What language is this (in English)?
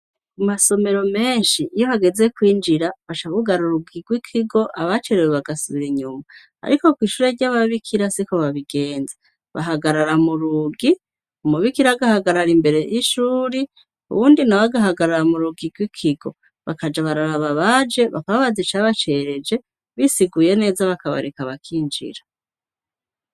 Rundi